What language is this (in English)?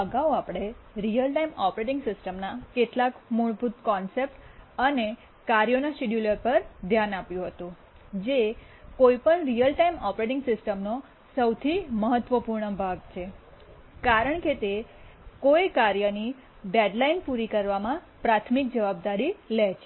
Gujarati